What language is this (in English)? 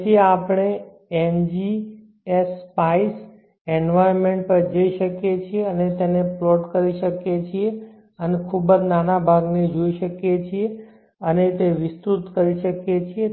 Gujarati